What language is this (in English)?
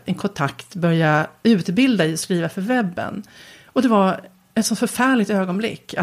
Swedish